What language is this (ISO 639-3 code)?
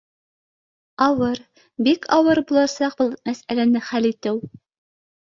bak